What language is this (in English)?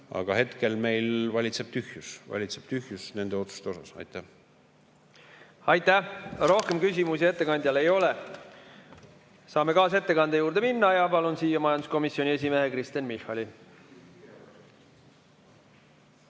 Estonian